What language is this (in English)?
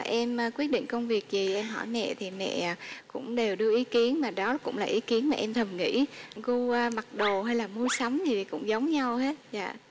Vietnamese